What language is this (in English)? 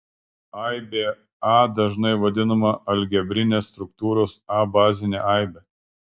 Lithuanian